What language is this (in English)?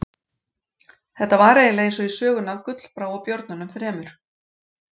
Icelandic